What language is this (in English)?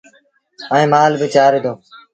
Sindhi Bhil